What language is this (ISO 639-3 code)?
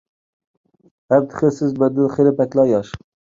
uig